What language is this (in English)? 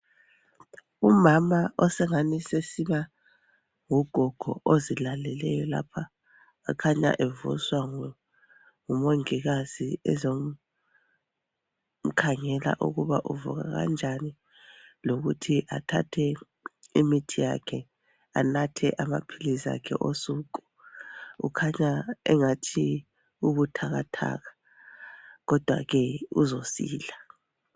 North Ndebele